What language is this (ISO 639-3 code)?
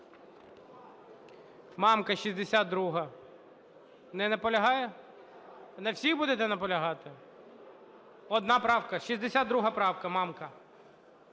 ukr